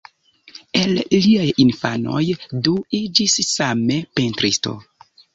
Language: Esperanto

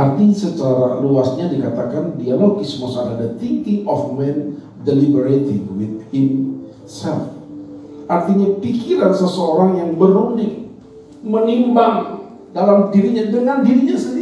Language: Indonesian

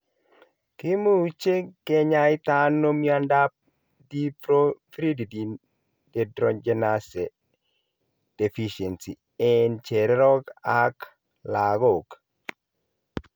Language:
Kalenjin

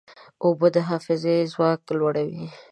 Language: Pashto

